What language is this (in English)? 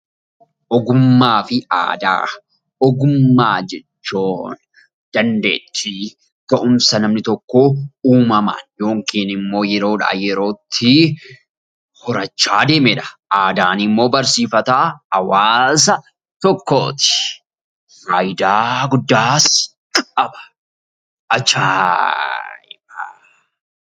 Oromo